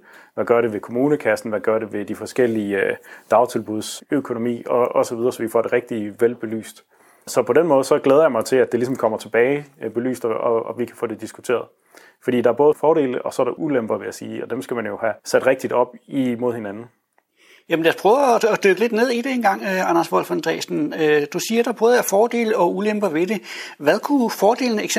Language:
Danish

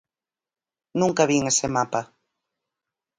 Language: Galician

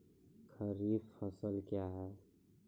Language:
Maithili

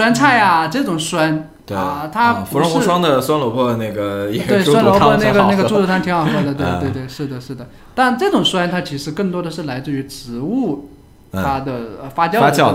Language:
Chinese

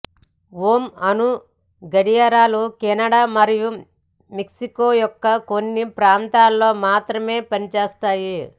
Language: Telugu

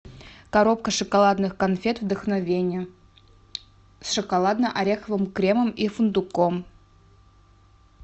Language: Russian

